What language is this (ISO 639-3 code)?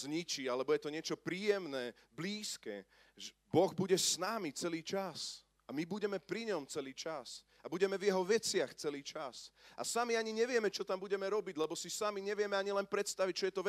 slk